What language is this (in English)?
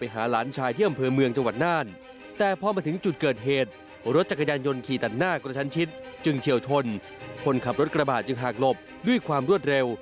Thai